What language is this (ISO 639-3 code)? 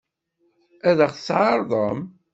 kab